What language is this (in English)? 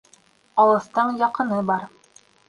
Bashkir